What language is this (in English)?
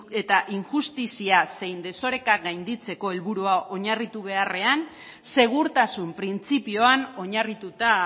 Basque